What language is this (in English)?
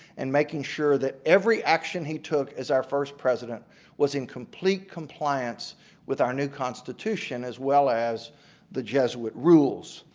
English